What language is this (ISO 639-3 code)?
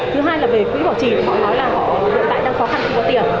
vie